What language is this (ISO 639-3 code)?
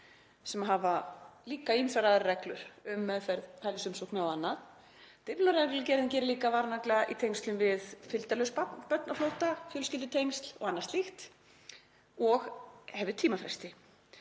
isl